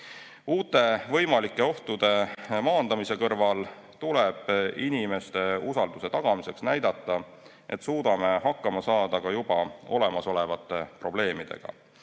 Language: Estonian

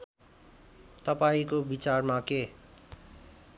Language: Nepali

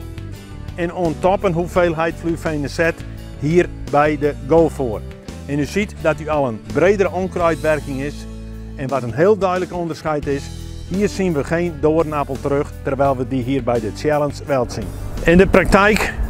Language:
Dutch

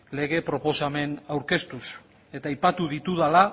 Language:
Basque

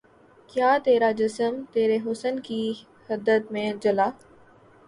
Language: Urdu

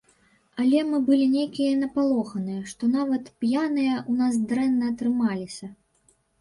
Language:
Belarusian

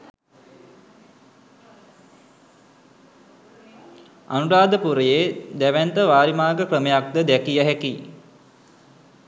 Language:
Sinhala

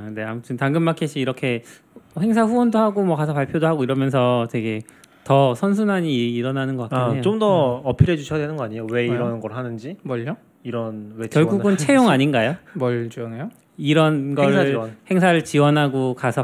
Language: Korean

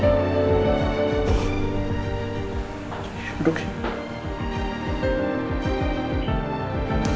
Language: Indonesian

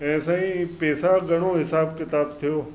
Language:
Sindhi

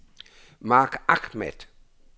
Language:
Danish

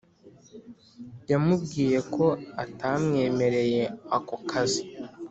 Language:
Kinyarwanda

